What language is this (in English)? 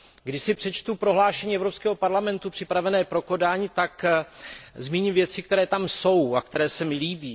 Czech